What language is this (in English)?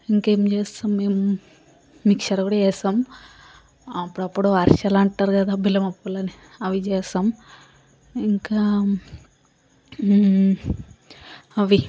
Telugu